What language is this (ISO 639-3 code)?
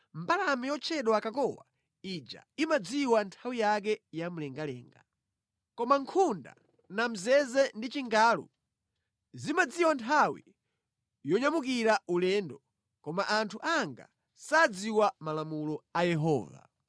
nya